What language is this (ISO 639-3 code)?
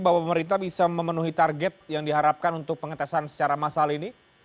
ind